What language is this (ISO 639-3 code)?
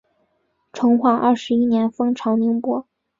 zho